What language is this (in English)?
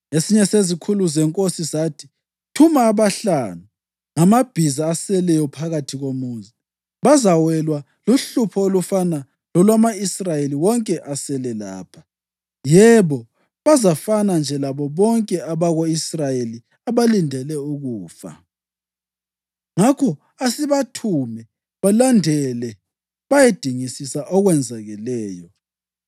North Ndebele